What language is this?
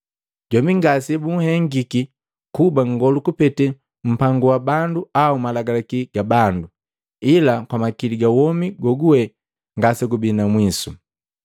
Matengo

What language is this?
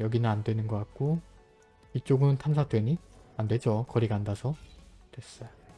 Korean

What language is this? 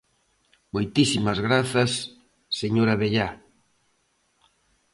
Galician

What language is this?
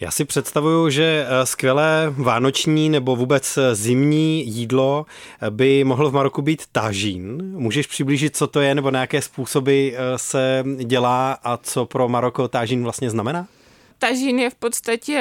Czech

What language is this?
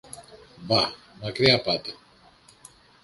Greek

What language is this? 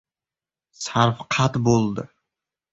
Uzbek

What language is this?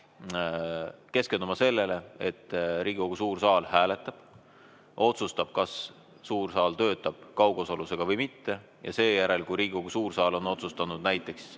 Estonian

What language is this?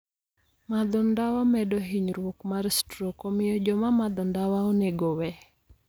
Luo (Kenya and Tanzania)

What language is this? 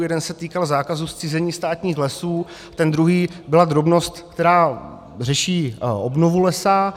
Czech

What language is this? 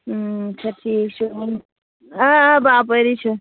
Kashmiri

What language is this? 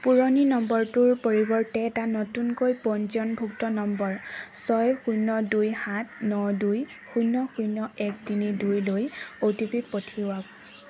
Assamese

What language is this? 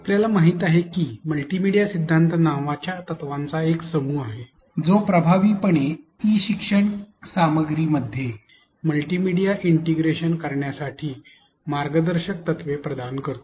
Marathi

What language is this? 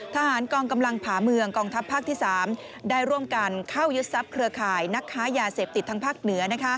Thai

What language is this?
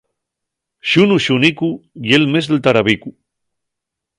Asturian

